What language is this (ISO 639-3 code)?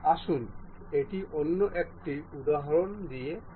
ben